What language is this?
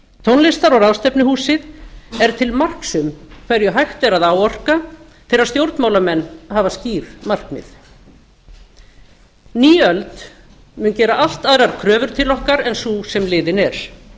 Icelandic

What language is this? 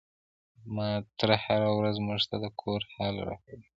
Pashto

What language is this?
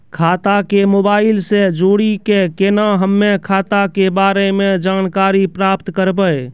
Maithili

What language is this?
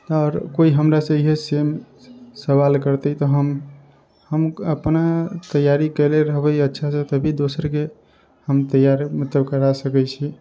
Maithili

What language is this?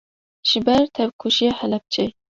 Kurdish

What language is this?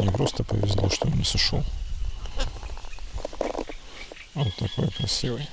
Russian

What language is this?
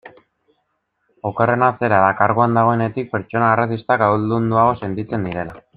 Basque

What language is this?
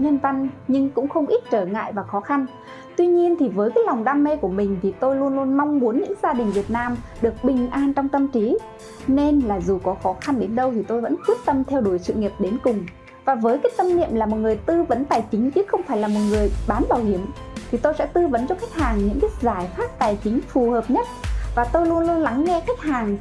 Vietnamese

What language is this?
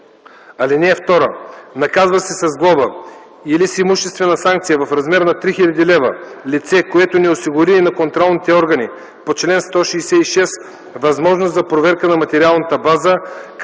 Bulgarian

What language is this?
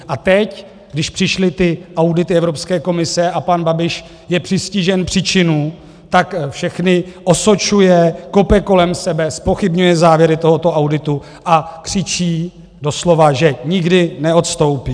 Czech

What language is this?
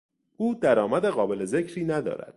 Persian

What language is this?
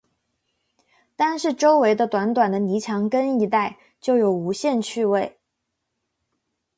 Chinese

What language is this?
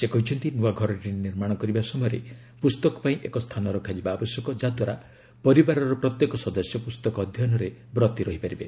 Odia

